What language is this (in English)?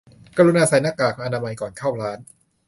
Thai